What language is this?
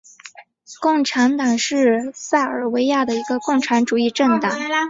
Chinese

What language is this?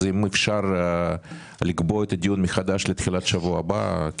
Hebrew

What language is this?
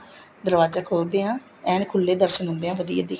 Punjabi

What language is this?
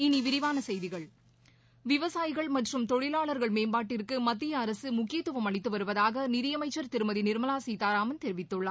Tamil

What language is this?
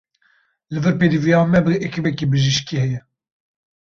Kurdish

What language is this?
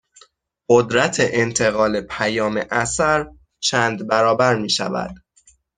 Persian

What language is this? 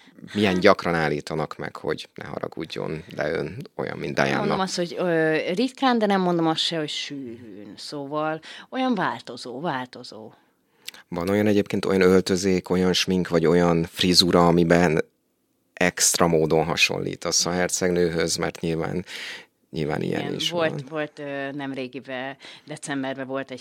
Hungarian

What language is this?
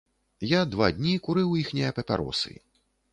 Belarusian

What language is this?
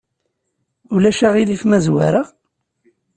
Kabyle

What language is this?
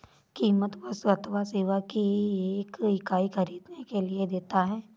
Hindi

